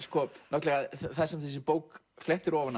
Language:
Icelandic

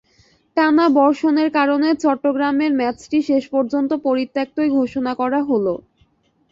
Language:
Bangla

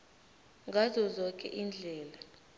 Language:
South Ndebele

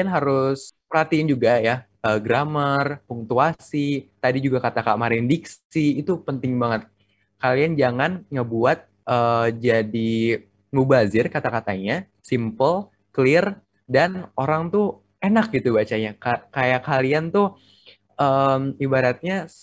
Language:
Indonesian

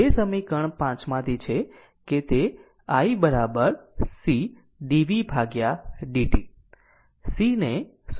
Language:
Gujarati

